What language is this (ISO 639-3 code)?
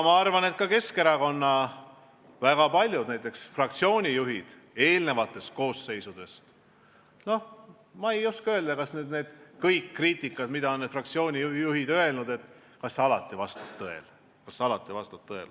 est